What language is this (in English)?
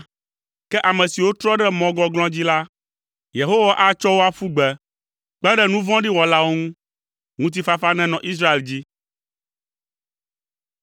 Ewe